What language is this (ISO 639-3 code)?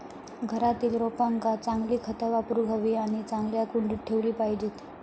mar